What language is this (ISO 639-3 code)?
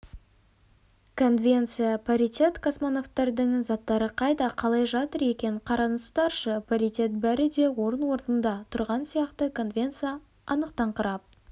kaz